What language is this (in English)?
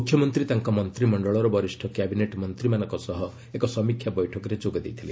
Odia